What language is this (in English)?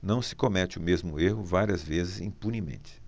Portuguese